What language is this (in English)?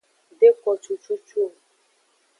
Aja (Benin)